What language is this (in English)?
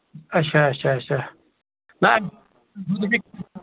Kashmiri